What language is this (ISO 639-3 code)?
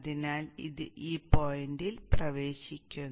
mal